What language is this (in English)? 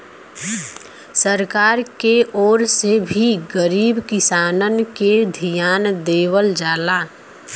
Bhojpuri